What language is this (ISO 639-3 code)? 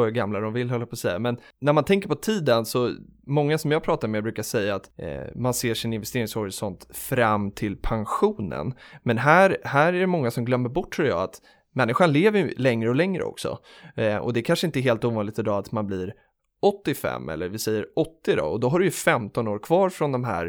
swe